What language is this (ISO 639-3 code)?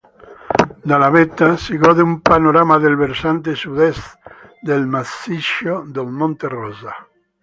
ita